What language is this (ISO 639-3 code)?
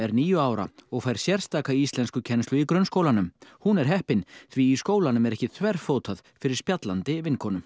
isl